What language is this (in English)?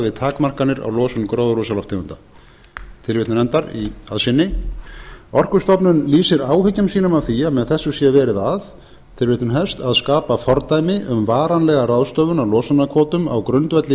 Icelandic